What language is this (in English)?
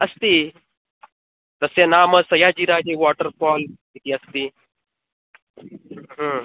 Sanskrit